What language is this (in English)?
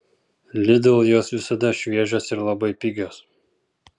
Lithuanian